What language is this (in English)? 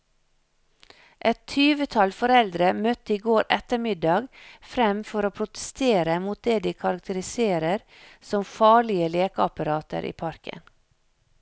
Norwegian